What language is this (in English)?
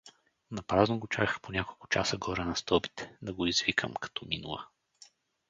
Bulgarian